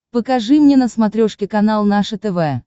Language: Russian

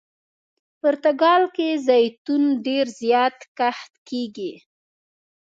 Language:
Pashto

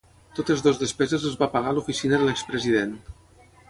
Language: Catalan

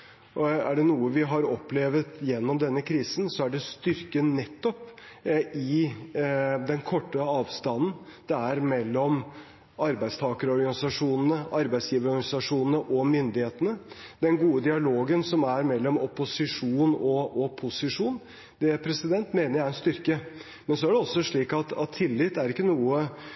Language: Norwegian Bokmål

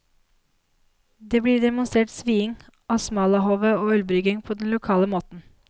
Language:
Norwegian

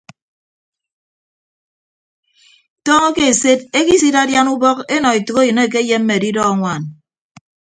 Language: Ibibio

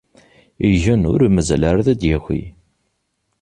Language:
Kabyle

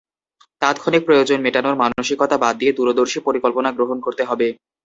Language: Bangla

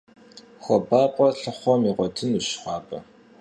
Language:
Kabardian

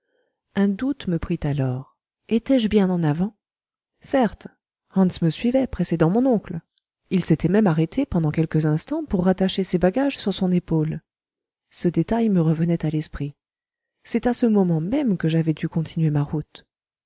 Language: French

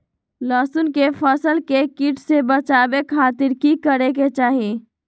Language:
Magahi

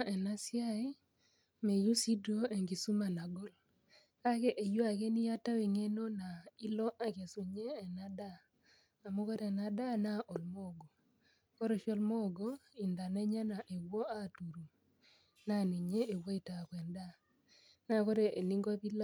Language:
Masai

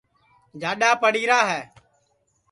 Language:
Sansi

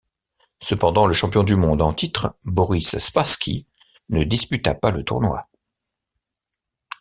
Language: French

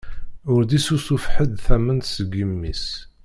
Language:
Kabyle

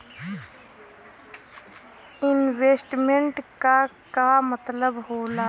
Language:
Bhojpuri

